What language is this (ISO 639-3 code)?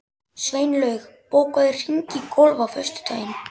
isl